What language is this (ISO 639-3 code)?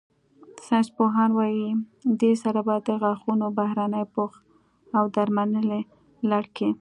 pus